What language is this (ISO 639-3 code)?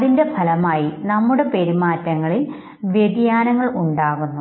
mal